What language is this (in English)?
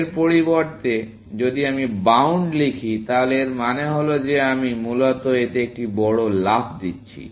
Bangla